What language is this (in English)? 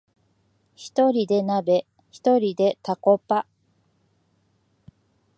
Japanese